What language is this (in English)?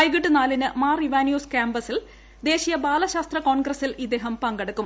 Malayalam